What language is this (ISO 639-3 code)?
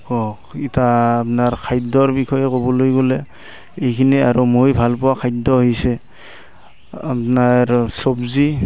asm